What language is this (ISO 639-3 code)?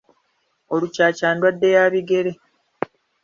lug